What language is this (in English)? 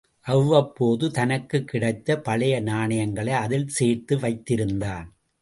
Tamil